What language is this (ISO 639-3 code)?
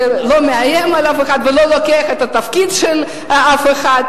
heb